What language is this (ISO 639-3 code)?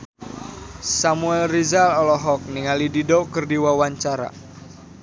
sun